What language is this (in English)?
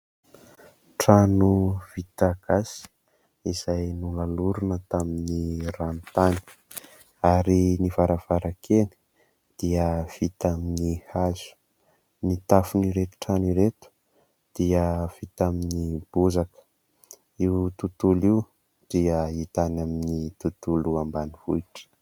Malagasy